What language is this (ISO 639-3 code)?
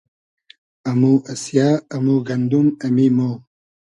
haz